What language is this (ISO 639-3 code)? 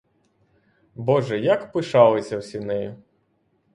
ukr